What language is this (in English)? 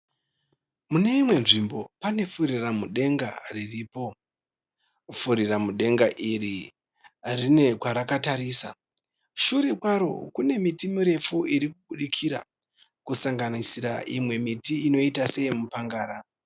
Shona